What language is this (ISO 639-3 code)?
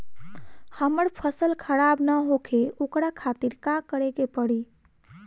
bho